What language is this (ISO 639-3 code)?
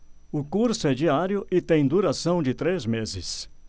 por